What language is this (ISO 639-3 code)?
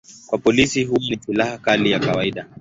swa